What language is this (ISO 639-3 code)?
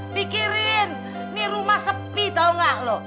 ind